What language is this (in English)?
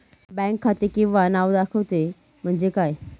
Marathi